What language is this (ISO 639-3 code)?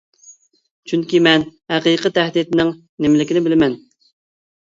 uig